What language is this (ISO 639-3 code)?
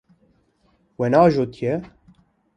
kur